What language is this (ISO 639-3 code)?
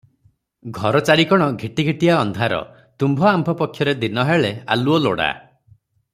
ori